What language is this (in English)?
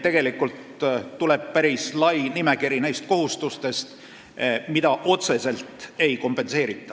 Estonian